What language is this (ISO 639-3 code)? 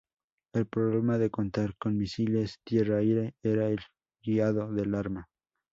spa